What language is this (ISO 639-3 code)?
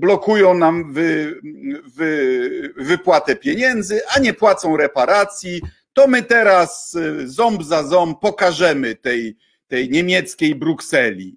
pol